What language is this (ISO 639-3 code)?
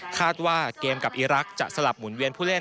tha